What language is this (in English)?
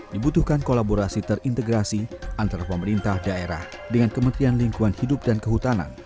Indonesian